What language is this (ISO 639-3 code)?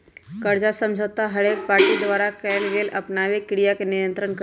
mag